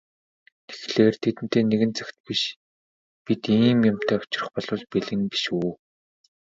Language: Mongolian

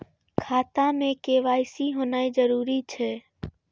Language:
Maithili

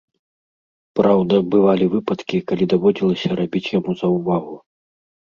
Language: Belarusian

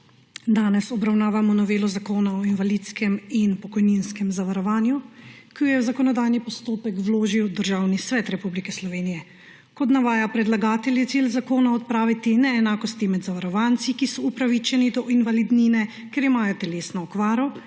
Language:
Slovenian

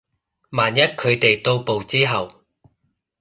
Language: Cantonese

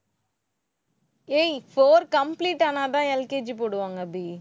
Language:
Tamil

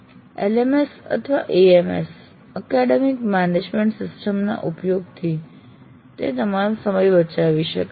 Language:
Gujarati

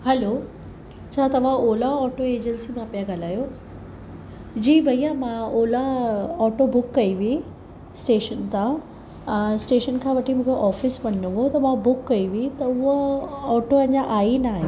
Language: Sindhi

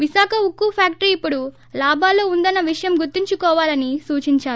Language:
Telugu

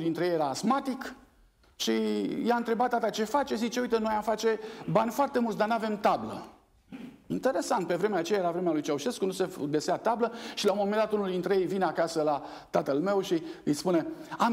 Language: Romanian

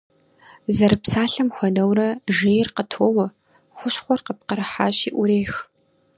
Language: Kabardian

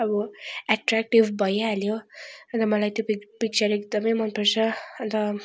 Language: Nepali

